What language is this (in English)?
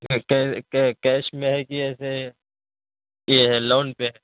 Urdu